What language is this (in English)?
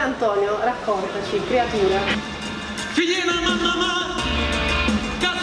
Italian